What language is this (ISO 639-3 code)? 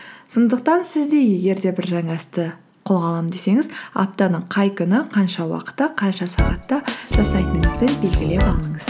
kaz